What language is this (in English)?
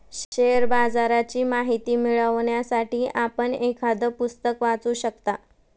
Marathi